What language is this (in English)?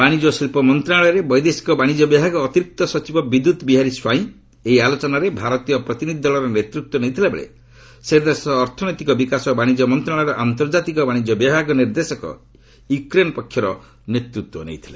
Odia